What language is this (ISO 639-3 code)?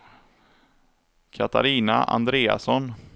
swe